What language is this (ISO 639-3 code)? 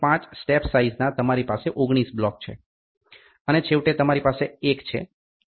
guj